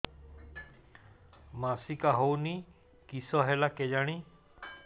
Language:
Odia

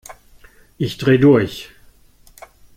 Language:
German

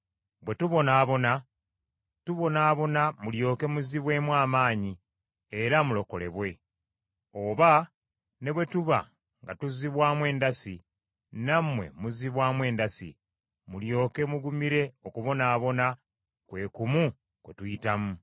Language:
Ganda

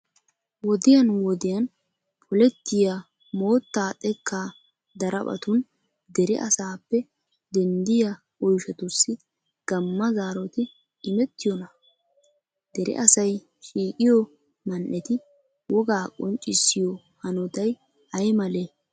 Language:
Wolaytta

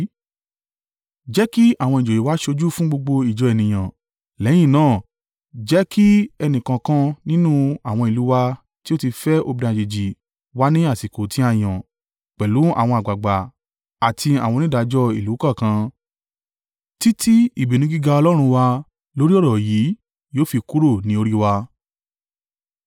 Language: Yoruba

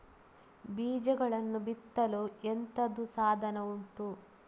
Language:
Kannada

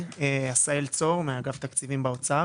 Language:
Hebrew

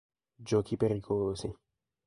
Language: Italian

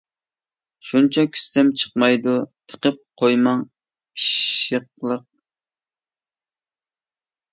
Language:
Uyghur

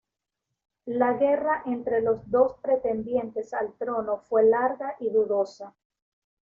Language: Spanish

